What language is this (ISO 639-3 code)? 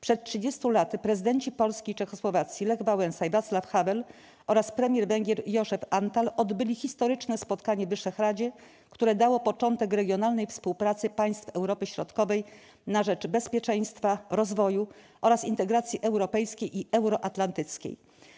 pol